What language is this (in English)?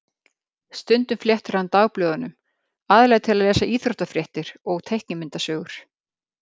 Icelandic